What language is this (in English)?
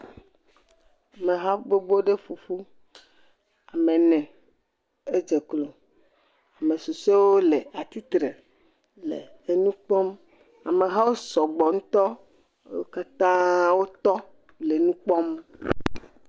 Ewe